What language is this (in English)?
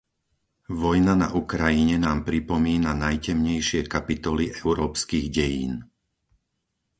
Slovak